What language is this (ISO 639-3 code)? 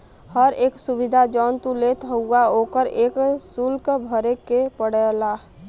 bho